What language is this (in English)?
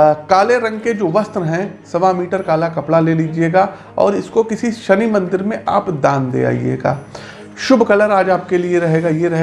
Hindi